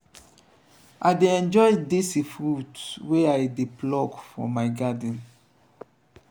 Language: Nigerian Pidgin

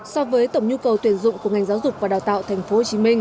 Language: Vietnamese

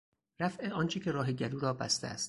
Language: Persian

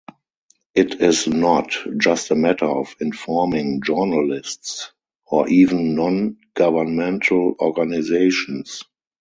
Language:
English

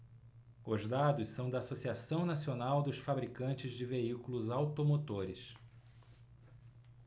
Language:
Portuguese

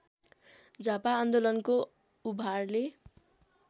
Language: Nepali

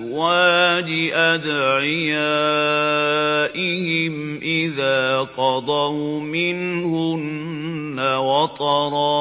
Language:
Arabic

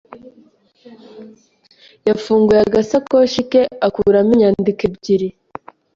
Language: Kinyarwanda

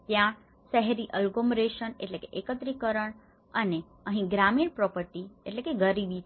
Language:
Gujarati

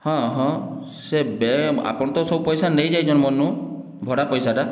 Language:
Odia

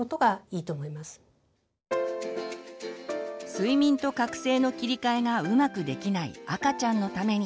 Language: Japanese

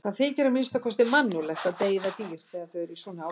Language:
Icelandic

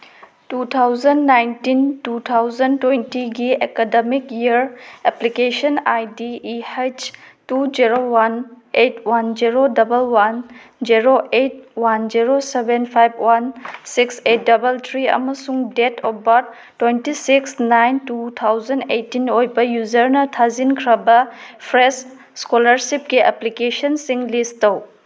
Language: Manipuri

